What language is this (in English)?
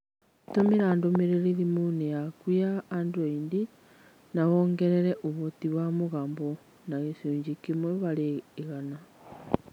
Kikuyu